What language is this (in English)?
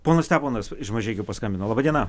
Lithuanian